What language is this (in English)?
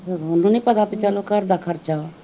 Punjabi